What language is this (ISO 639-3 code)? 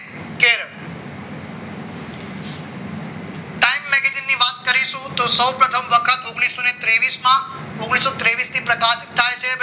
guj